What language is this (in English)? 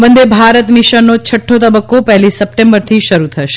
Gujarati